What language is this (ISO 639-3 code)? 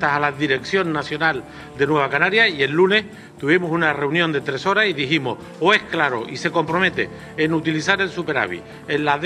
spa